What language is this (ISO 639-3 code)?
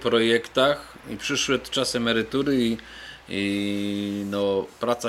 pol